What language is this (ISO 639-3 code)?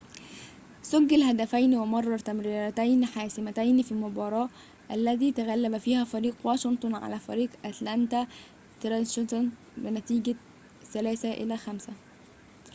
ara